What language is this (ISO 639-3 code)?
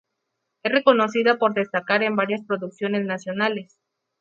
spa